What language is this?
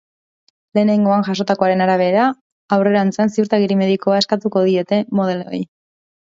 Basque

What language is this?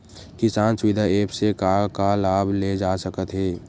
Chhattisgarhi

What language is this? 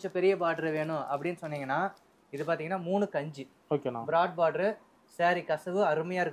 Korean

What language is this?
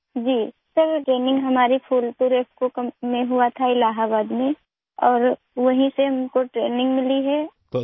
Urdu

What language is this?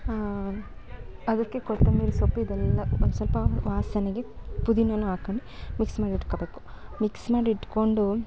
Kannada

